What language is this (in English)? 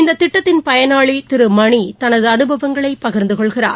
Tamil